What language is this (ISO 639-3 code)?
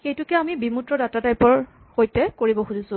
asm